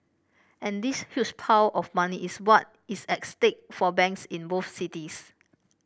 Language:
English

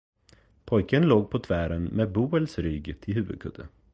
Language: Swedish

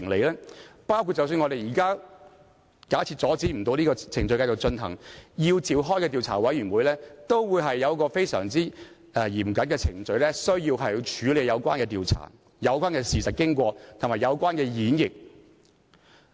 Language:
Cantonese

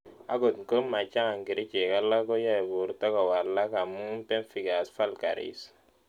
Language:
Kalenjin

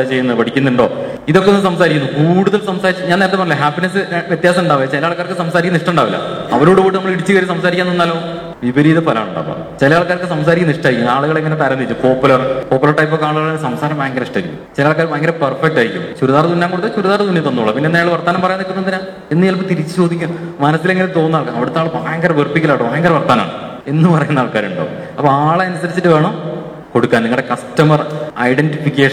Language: Malayalam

